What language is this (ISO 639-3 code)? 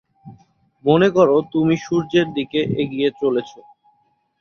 ben